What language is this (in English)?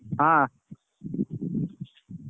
Odia